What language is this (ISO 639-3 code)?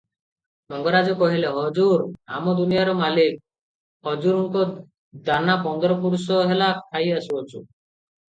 ori